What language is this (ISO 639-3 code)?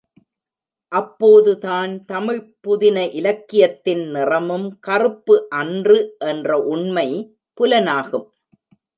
tam